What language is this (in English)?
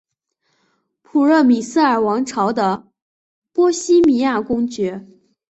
Chinese